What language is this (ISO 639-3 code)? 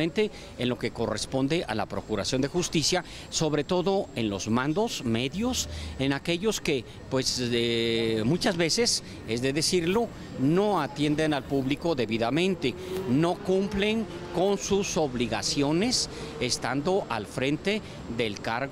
spa